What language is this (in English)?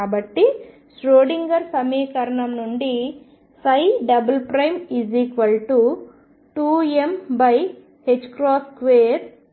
Telugu